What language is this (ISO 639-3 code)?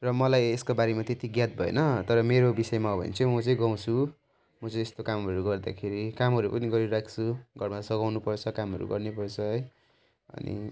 nep